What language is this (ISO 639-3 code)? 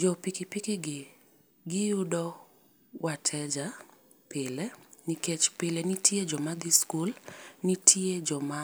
luo